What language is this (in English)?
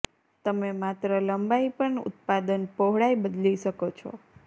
Gujarati